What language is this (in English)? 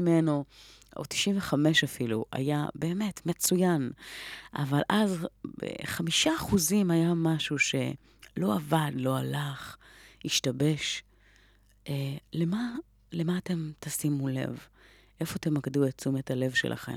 Hebrew